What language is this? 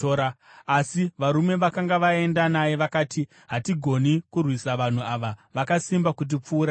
Shona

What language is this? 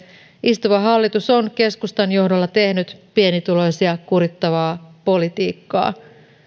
Finnish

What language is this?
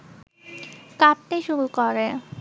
Bangla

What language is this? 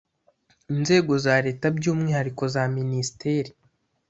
Kinyarwanda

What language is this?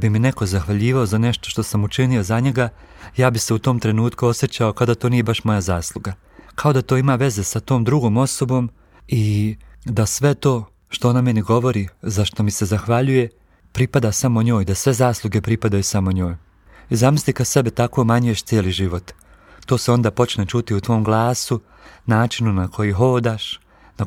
Croatian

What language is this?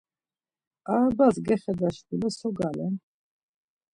Laz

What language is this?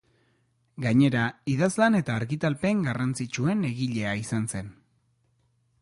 Basque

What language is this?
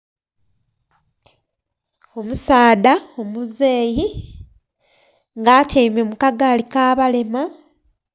Soga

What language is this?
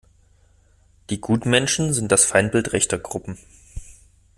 German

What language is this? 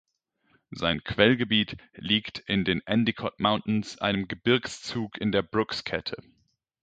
German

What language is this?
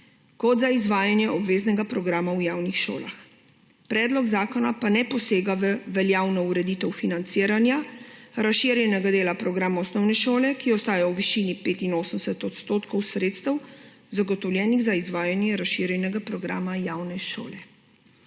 Slovenian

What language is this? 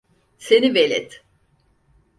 Turkish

